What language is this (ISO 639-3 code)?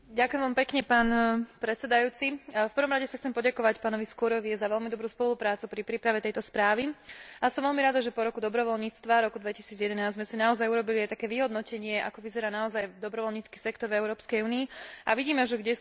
slk